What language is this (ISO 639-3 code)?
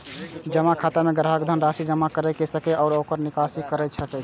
mai